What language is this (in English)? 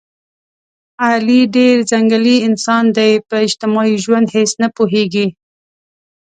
Pashto